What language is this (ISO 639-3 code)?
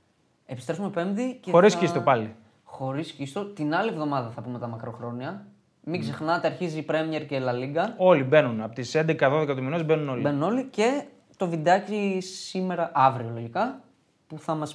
ell